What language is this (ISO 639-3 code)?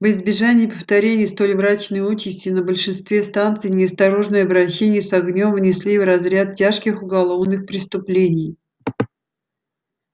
rus